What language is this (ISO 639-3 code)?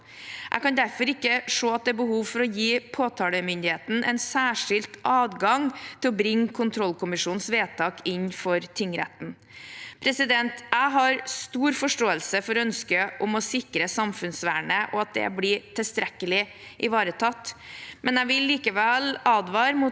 nor